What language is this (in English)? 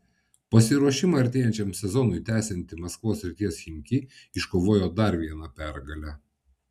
Lithuanian